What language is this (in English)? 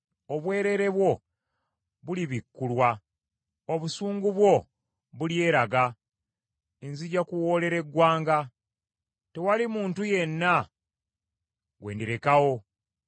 Ganda